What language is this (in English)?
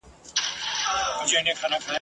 Pashto